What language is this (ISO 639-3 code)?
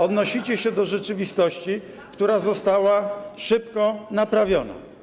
pol